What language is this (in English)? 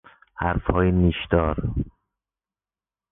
Persian